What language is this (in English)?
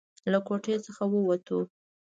Pashto